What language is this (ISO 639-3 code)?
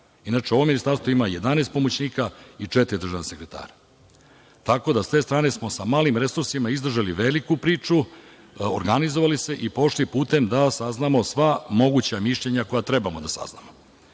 srp